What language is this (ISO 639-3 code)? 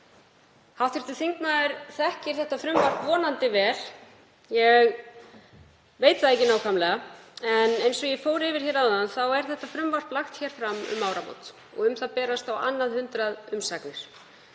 isl